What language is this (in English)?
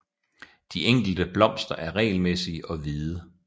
Danish